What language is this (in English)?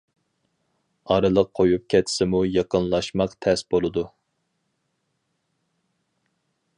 Uyghur